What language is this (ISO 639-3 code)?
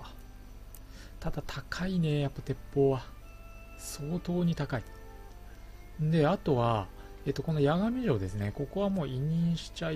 jpn